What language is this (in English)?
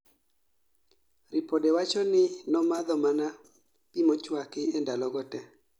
Luo (Kenya and Tanzania)